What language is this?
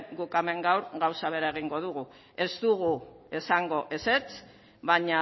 Basque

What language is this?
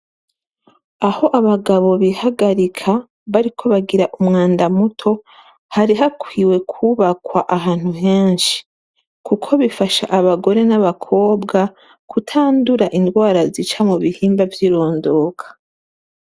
Rundi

